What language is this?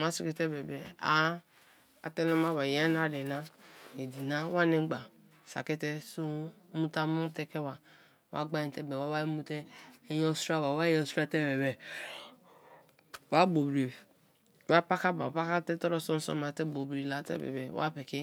Kalabari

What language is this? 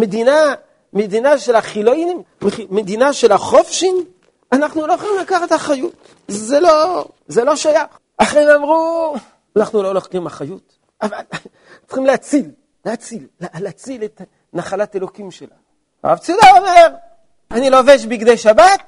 Hebrew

